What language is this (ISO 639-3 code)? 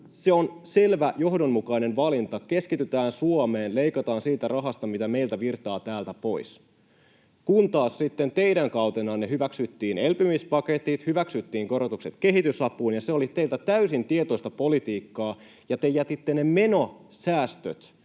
fin